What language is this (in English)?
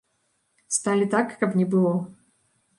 Belarusian